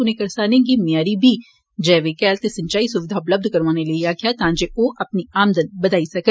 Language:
Dogri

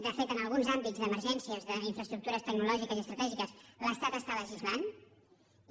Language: Catalan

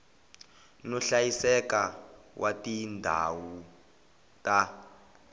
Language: Tsonga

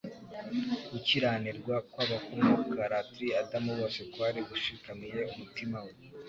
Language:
Kinyarwanda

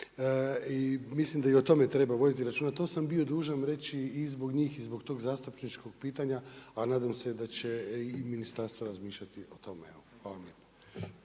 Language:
Croatian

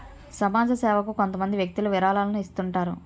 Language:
Telugu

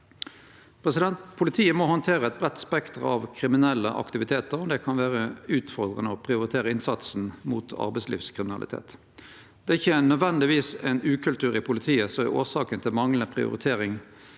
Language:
Norwegian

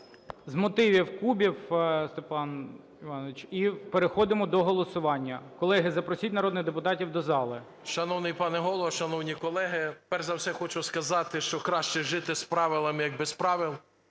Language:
Ukrainian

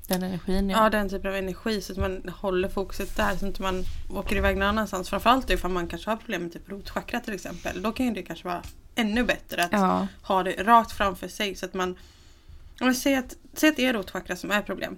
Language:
Swedish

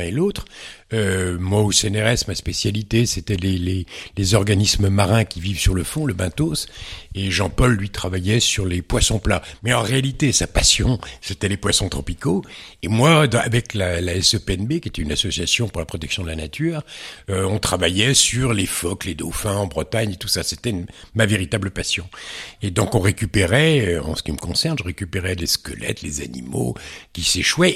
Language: French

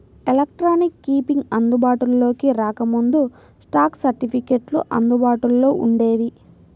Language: Telugu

